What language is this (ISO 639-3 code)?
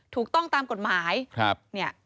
tha